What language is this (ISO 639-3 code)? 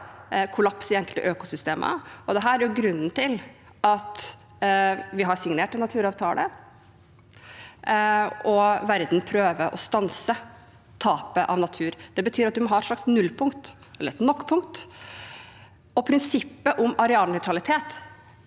nor